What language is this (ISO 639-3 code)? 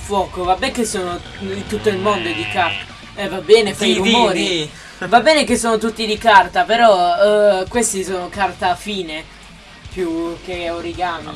ita